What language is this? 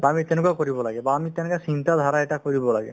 Assamese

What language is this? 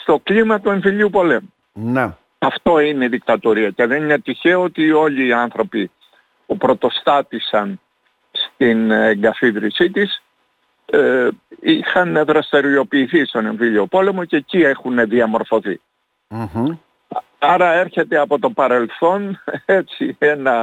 Greek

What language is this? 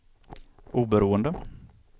Swedish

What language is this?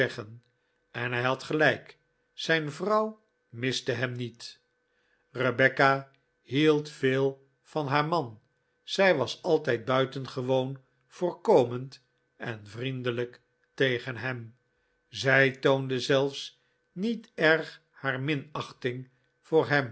Dutch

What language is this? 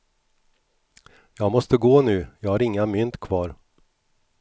Swedish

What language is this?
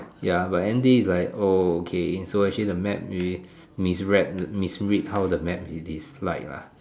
English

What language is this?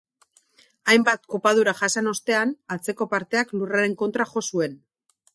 Basque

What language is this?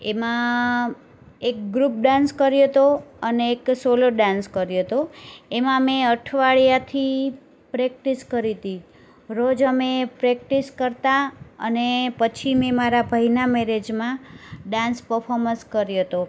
Gujarati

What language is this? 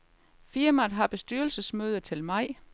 Danish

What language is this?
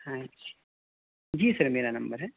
Urdu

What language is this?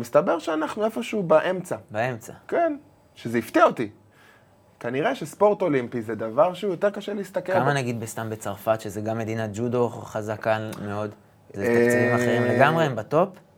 Hebrew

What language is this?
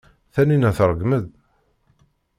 Kabyle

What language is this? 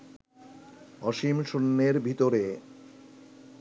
Bangla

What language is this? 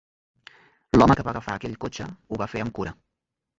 Catalan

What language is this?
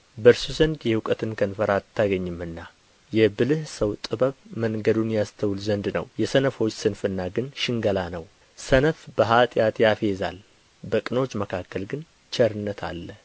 Amharic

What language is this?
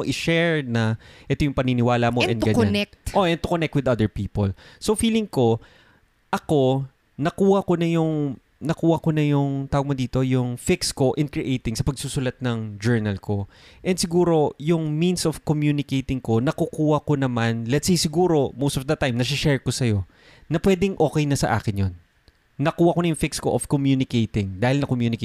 Filipino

